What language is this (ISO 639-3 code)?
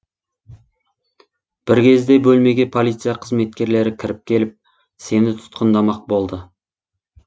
kaz